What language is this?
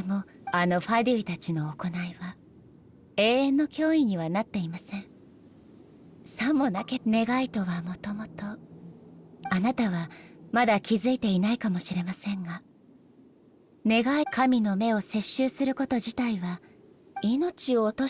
Japanese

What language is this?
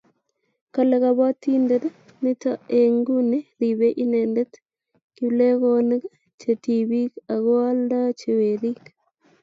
Kalenjin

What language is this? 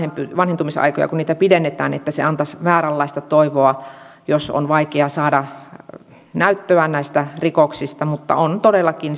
Finnish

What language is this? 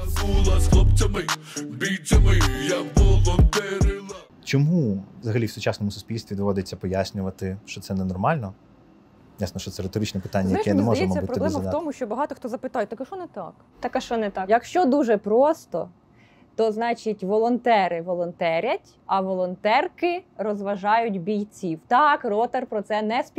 Ukrainian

